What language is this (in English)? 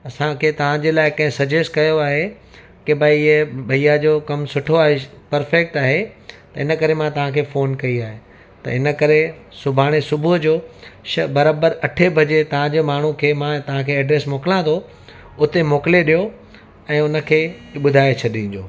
Sindhi